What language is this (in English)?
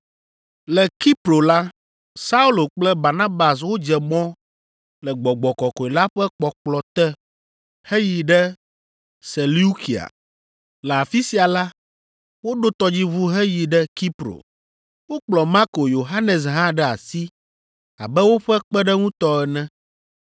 Ewe